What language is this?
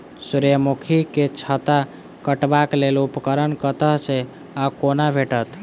Maithili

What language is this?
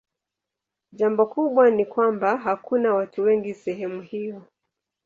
Swahili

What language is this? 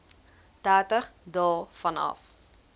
Afrikaans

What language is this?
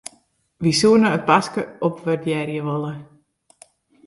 Western Frisian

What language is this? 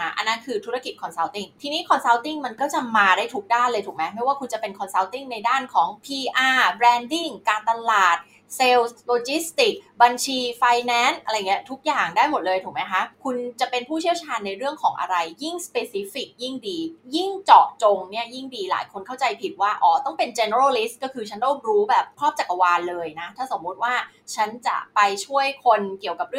Thai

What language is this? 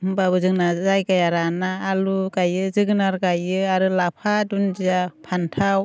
Bodo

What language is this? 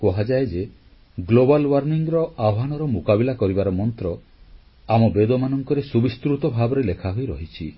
Odia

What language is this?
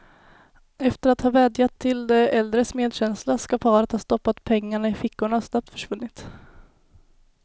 Swedish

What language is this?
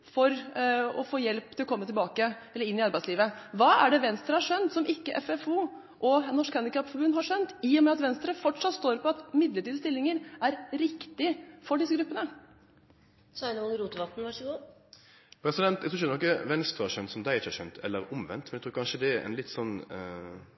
Norwegian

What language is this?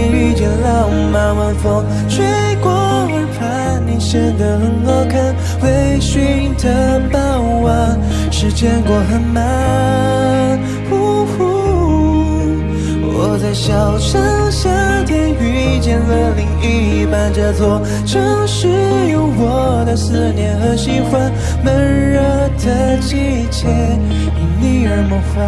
Chinese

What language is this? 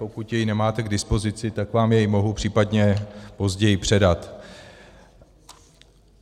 Czech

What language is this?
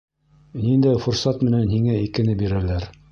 Bashkir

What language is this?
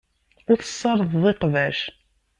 Kabyle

